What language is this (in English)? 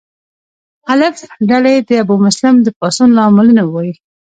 Pashto